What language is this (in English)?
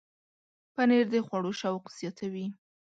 Pashto